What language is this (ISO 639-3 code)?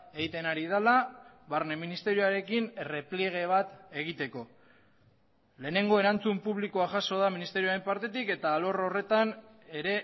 eus